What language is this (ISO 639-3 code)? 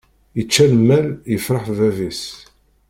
kab